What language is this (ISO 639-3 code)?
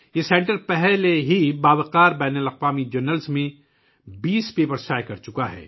urd